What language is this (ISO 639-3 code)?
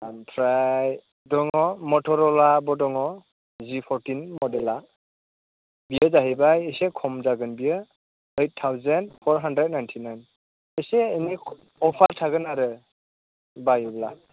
brx